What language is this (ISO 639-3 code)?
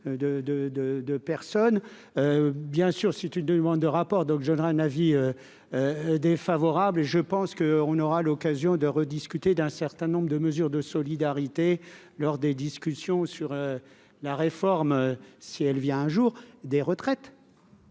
fra